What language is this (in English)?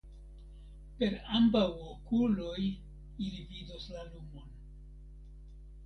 Esperanto